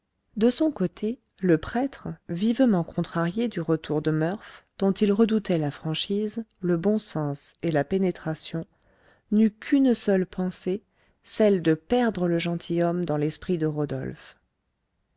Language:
French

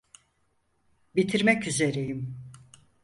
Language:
Turkish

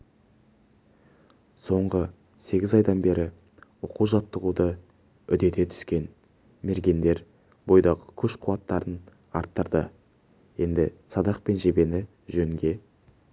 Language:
Kazakh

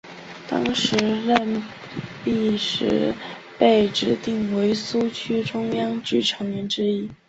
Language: Chinese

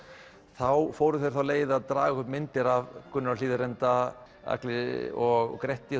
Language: Icelandic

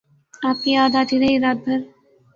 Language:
Urdu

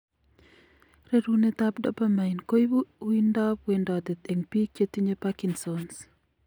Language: Kalenjin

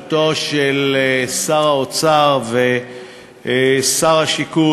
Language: Hebrew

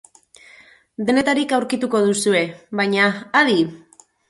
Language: Basque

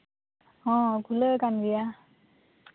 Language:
Santali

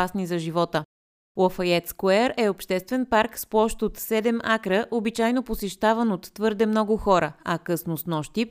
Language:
Bulgarian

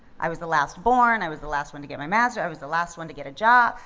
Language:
English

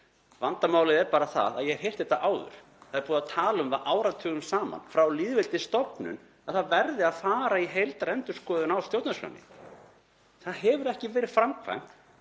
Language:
Icelandic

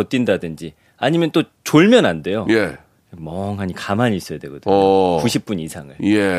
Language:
Korean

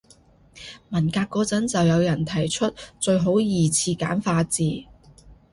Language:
Cantonese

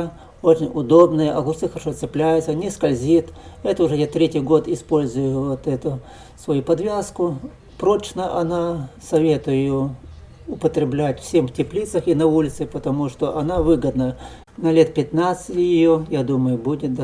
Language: Russian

